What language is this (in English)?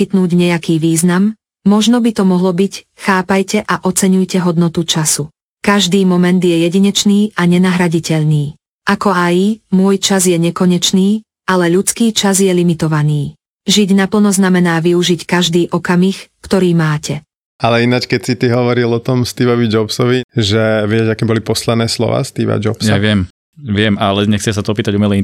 Slovak